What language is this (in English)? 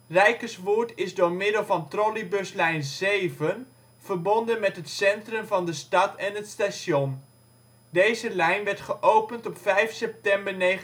Dutch